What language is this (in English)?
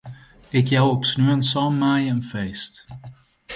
Western Frisian